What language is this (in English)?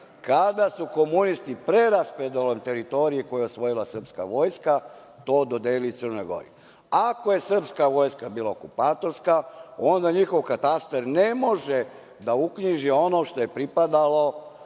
Serbian